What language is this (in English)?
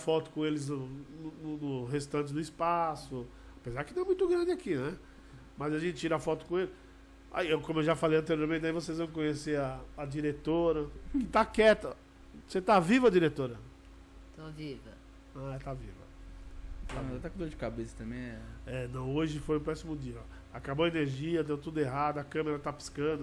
Portuguese